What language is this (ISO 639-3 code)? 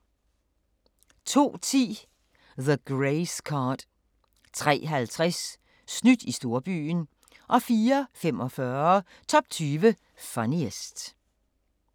dan